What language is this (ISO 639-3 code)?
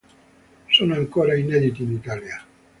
ita